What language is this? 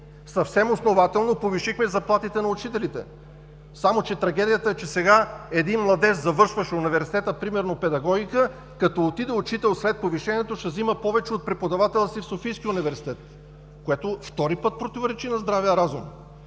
Bulgarian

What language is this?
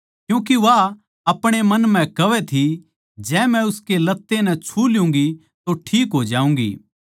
Haryanvi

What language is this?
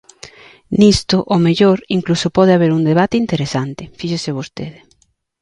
Galician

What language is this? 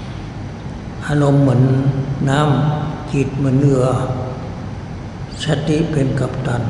Thai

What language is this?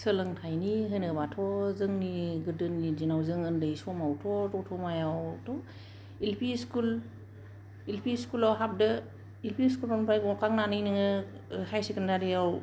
Bodo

